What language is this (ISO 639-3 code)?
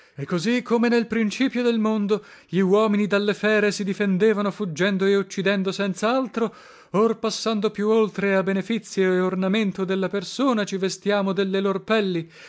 ita